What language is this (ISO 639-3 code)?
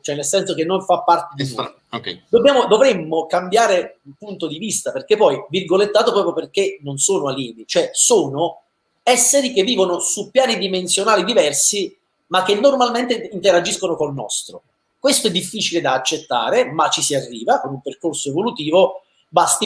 ita